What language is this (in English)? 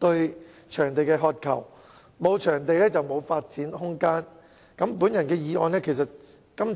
Cantonese